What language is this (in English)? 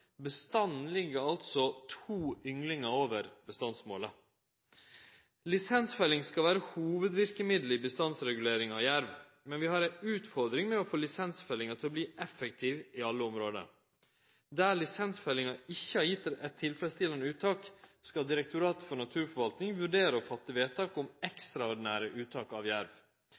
Norwegian Nynorsk